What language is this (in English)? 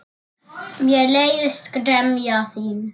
Icelandic